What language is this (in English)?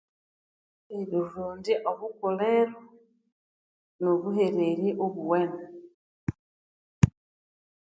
Konzo